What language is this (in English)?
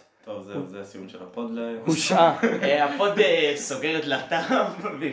Hebrew